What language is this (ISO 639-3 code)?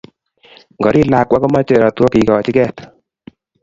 kln